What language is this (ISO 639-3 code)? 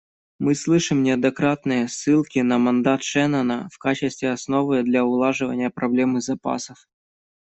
rus